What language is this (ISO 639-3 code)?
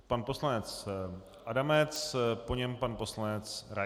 ces